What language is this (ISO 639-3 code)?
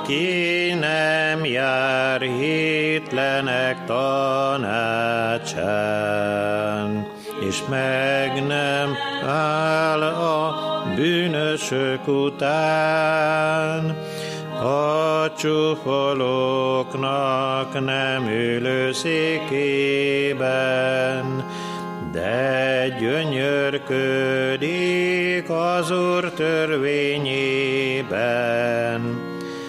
hun